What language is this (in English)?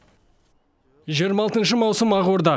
Kazakh